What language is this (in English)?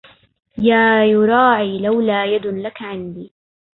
Arabic